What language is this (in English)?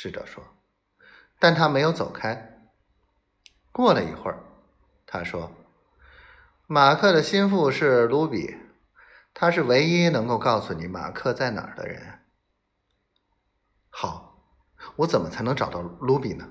Chinese